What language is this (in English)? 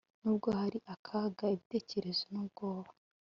Kinyarwanda